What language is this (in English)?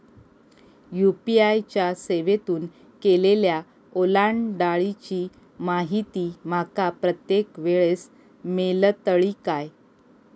Marathi